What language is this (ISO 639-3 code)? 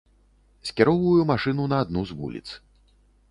bel